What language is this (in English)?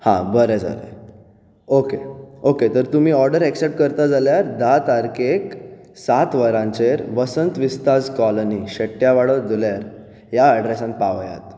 Konkani